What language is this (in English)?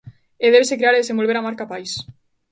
Galician